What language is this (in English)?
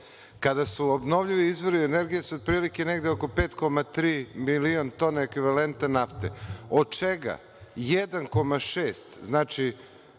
Serbian